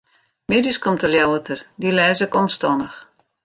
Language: Western Frisian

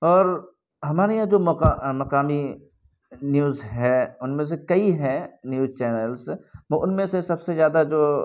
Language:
Urdu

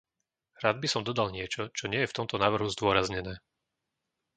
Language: Slovak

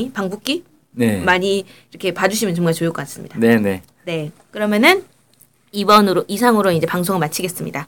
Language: Korean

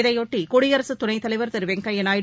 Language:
Tamil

